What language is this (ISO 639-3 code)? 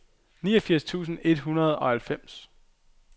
dan